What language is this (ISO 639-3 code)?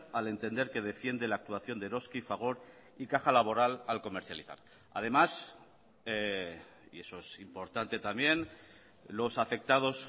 spa